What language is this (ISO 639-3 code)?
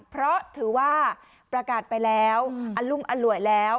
tha